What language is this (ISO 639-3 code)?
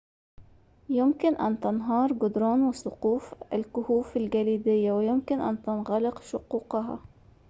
ara